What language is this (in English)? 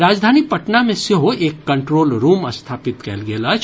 Maithili